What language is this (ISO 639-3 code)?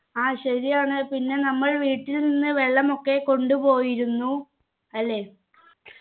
mal